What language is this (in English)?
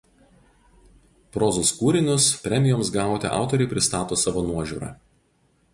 Lithuanian